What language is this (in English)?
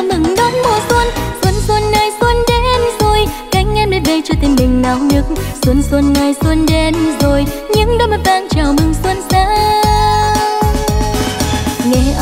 Vietnamese